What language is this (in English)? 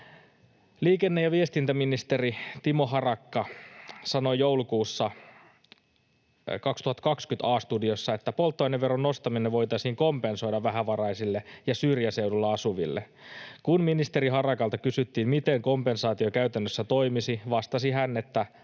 Finnish